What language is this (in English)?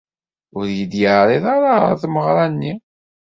Kabyle